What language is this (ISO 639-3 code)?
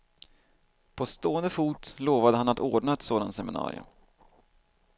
swe